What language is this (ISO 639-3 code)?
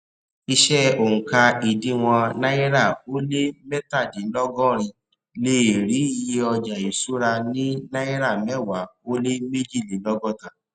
yor